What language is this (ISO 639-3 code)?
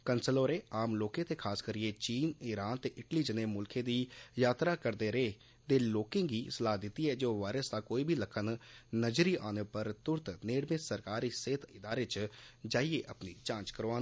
doi